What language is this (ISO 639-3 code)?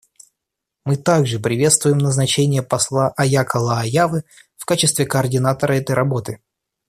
rus